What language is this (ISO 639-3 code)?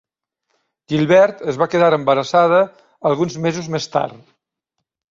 cat